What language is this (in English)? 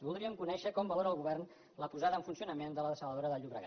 Catalan